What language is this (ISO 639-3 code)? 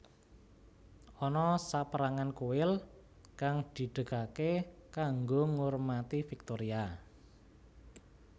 jav